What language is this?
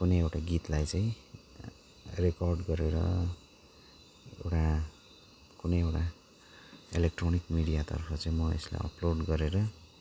Nepali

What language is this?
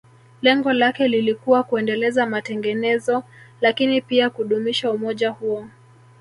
Swahili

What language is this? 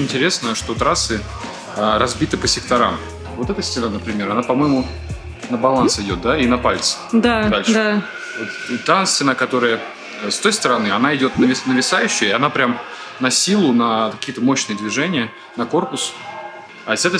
Russian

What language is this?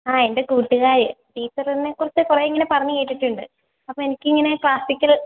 Malayalam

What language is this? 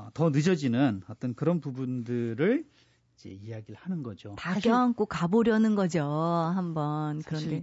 Korean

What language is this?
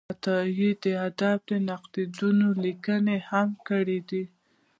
Pashto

